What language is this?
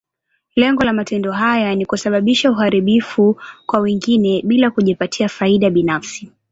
Swahili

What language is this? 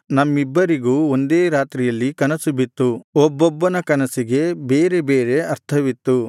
Kannada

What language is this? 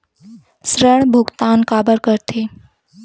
Chhattisgarhi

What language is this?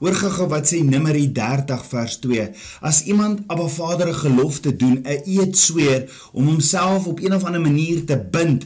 Dutch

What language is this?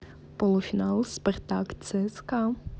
Russian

